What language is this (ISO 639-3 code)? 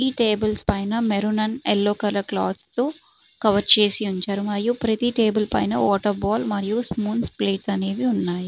tel